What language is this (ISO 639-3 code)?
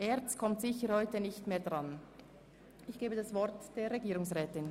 gsw